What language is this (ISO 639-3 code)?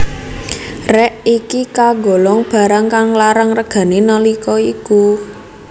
jav